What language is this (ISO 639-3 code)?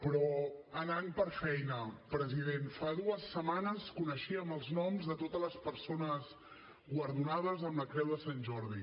cat